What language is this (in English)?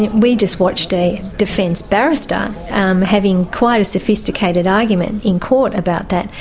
English